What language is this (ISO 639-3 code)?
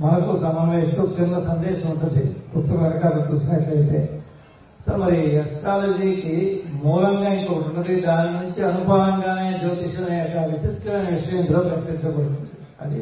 tel